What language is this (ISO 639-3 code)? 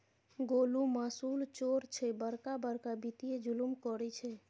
mai